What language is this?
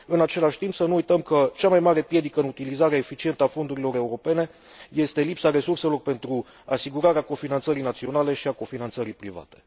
Romanian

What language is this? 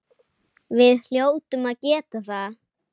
Icelandic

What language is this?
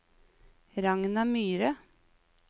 Norwegian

